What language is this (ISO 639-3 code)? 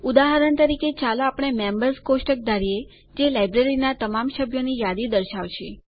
guj